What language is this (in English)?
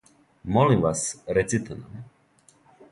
Serbian